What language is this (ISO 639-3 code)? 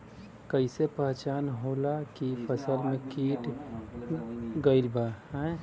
bho